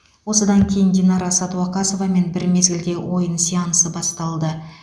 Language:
Kazakh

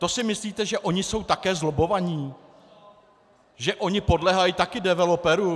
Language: Czech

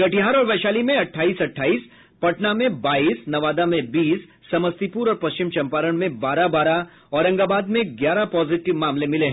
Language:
Hindi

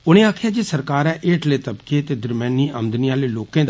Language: Dogri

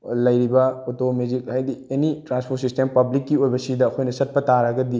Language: Manipuri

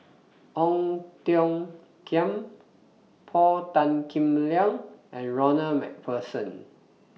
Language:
English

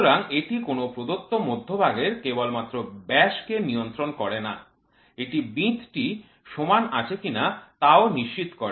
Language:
Bangla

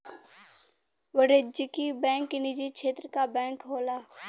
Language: Bhojpuri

